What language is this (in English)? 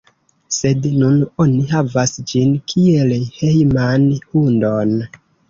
Esperanto